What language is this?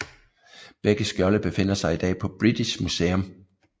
Danish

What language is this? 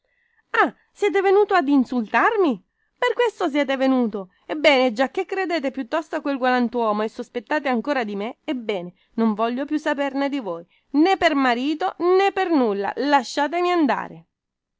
Italian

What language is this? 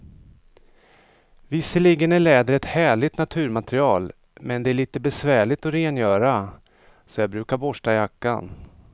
Swedish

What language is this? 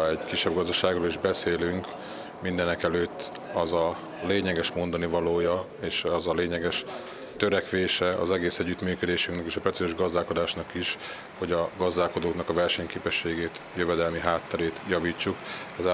Hungarian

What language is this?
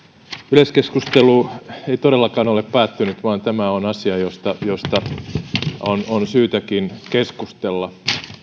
Finnish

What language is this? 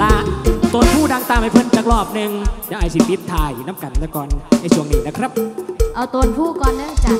Thai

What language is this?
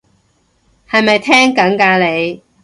Cantonese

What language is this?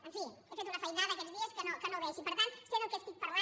Catalan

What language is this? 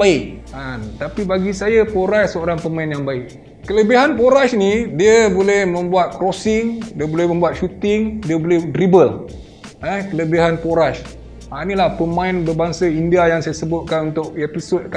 Malay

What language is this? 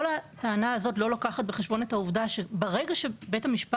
Hebrew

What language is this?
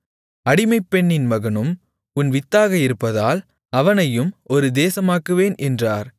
Tamil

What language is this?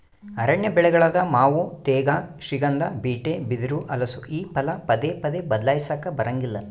Kannada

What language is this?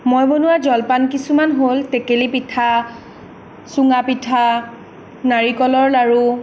Assamese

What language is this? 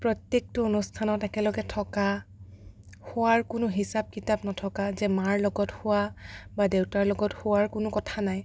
Assamese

